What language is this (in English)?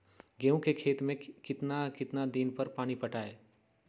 Magahi